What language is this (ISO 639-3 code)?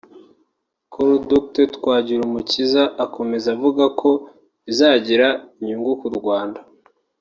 kin